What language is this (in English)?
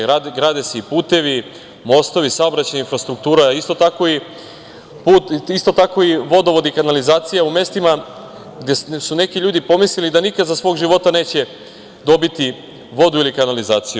Serbian